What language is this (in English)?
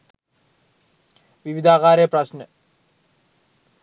Sinhala